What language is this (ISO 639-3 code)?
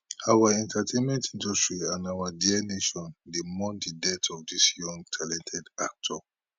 pcm